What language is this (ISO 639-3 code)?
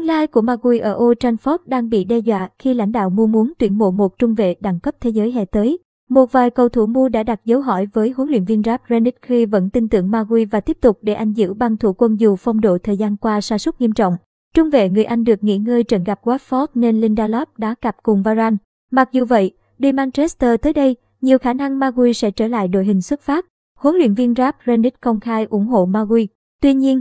vie